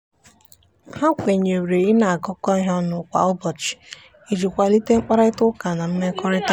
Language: Igbo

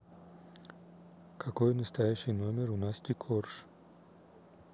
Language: Russian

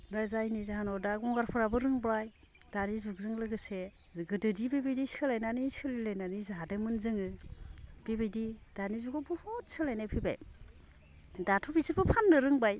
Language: Bodo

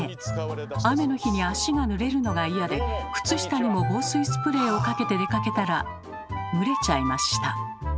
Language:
Japanese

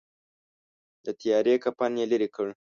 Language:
Pashto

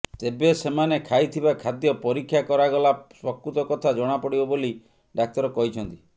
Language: Odia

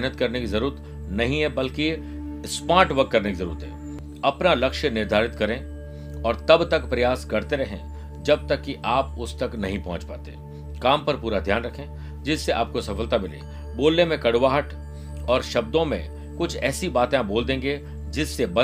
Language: Hindi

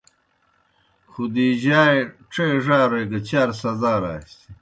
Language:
Kohistani Shina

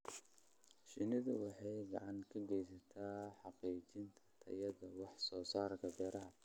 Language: Somali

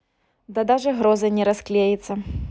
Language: Russian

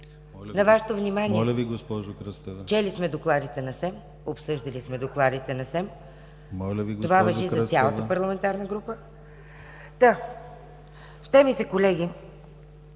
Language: Bulgarian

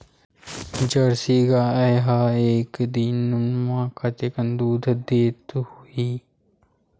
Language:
Chhattisgarhi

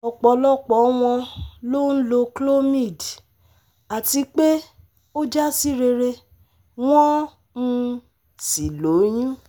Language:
Yoruba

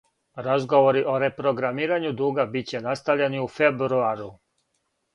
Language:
Serbian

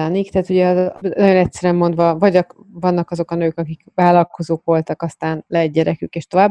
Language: Hungarian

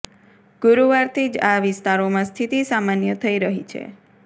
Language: Gujarati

